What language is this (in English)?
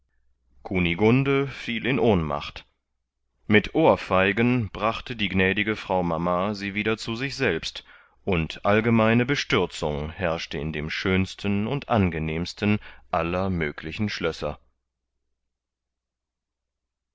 German